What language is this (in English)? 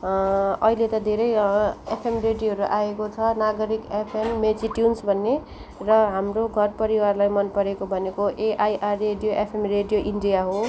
Nepali